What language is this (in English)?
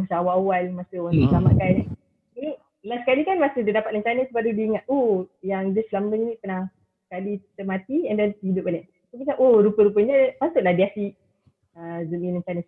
Malay